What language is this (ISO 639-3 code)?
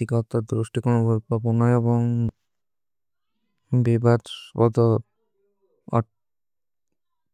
uki